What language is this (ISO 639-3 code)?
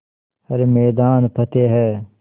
hin